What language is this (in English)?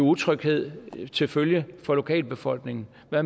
Danish